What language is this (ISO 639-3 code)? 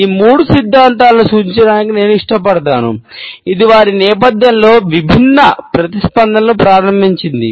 tel